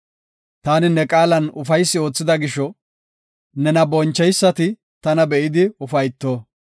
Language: Gofa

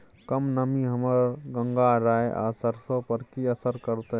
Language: Maithili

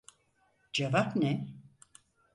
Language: Turkish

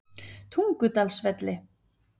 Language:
Icelandic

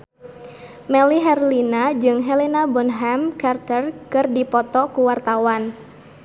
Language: Sundanese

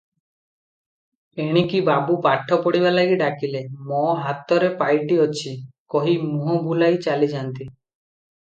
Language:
Odia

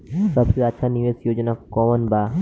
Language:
Bhojpuri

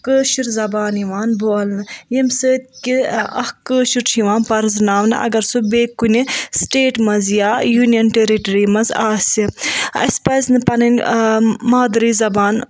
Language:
Kashmiri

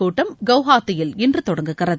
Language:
Tamil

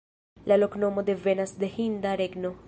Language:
Esperanto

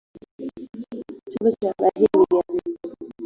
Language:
Swahili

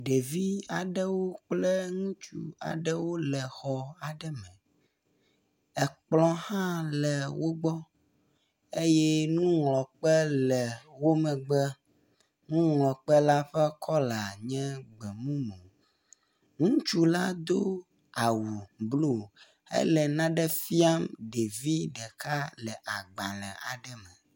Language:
Ewe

